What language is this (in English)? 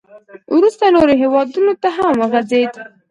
Pashto